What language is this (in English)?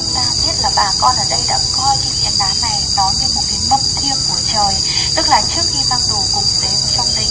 Vietnamese